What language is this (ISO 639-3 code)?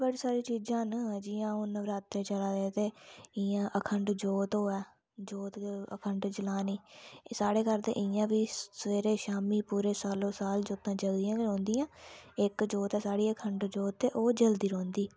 doi